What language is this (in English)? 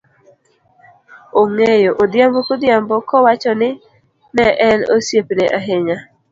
Luo (Kenya and Tanzania)